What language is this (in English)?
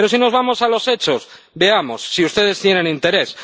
Spanish